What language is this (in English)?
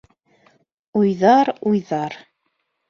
Bashkir